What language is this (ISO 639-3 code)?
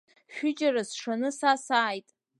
abk